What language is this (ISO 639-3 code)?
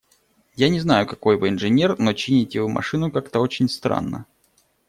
rus